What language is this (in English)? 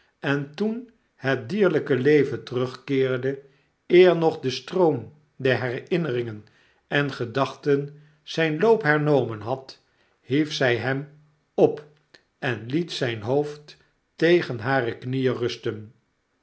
Dutch